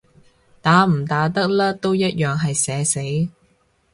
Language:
Cantonese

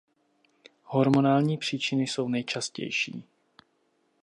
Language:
Czech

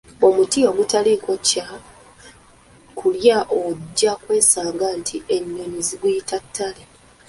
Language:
Ganda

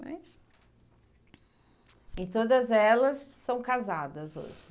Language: Portuguese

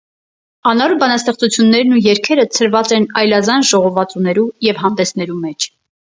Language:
Armenian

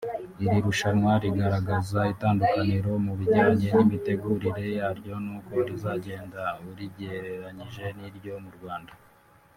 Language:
Kinyarwanda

